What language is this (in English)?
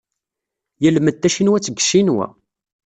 Kabyle